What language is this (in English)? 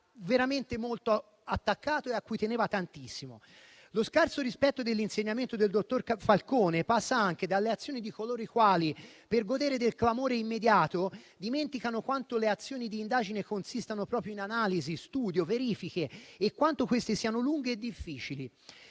Italian